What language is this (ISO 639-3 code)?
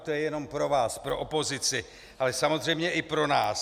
ces